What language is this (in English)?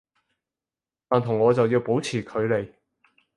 Cantonese